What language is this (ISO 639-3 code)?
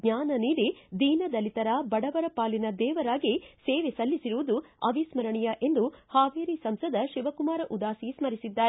kan